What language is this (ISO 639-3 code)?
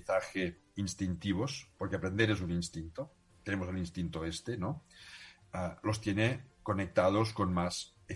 spa